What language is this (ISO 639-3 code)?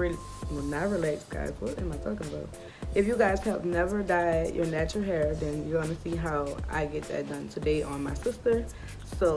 eng